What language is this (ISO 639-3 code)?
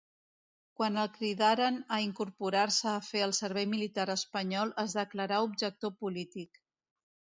cat